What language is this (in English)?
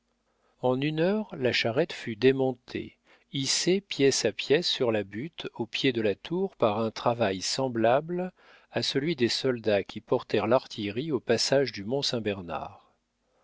French